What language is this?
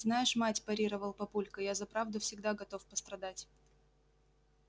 Russian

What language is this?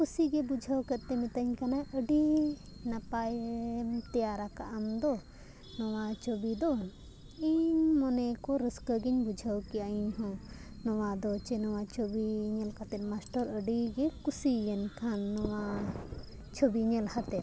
Santali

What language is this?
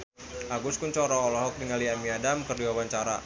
Sundanese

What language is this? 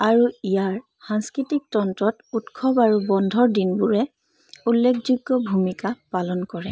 Assamese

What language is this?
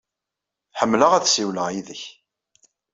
Kabyle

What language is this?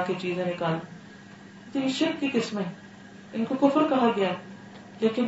Urdu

